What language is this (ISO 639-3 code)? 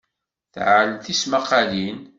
kab